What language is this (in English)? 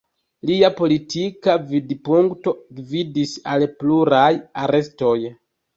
Esperanto